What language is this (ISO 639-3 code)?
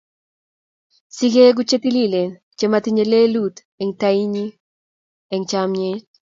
kln